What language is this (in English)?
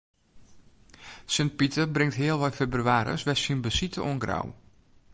Western Frisian